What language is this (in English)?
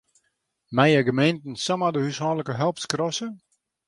Western Frisian